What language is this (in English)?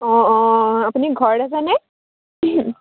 Assamese